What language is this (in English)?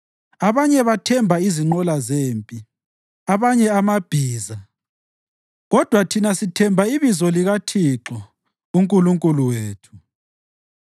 North Ndebele